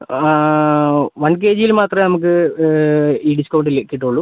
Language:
Malayalam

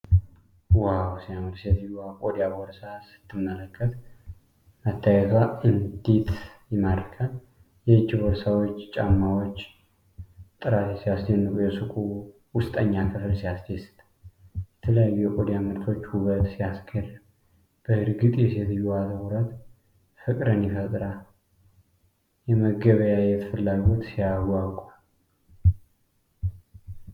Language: Amharic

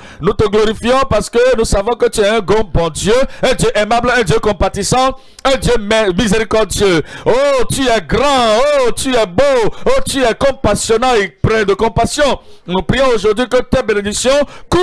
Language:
French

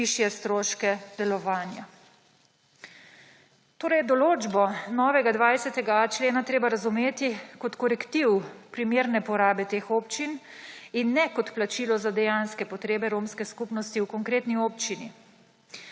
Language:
Slovenian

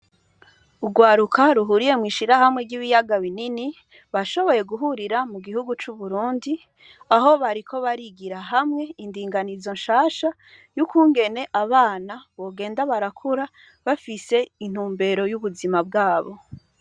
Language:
Rundi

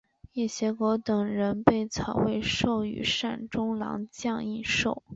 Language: Chinese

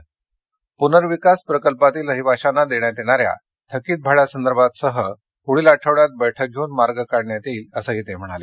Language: Marathi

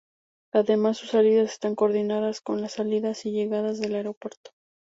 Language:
Spanish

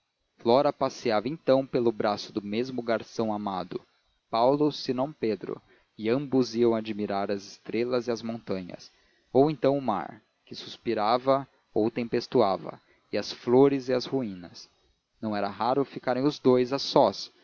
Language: Portuguese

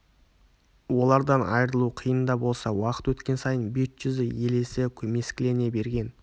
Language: Kazakh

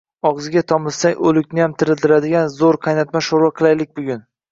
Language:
Uzbek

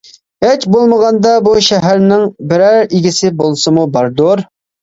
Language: Uyghur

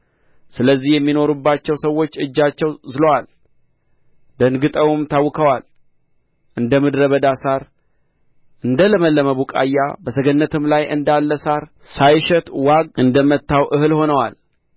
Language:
Amharic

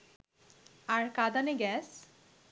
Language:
Bangla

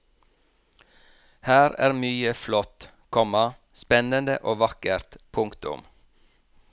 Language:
Norwegian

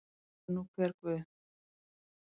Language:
Icelandic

